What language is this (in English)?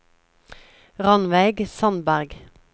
Norwegian